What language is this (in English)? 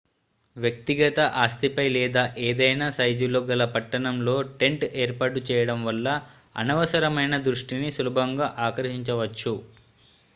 Telugu